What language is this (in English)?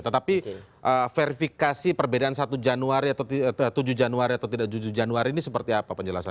Indonesian